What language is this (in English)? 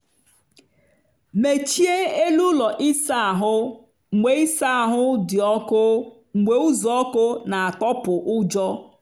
Igbo